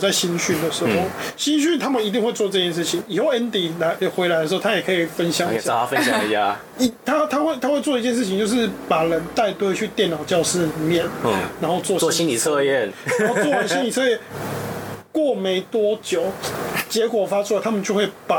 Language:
Chinese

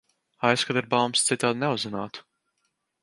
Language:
Latvian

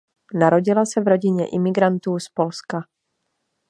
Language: Czech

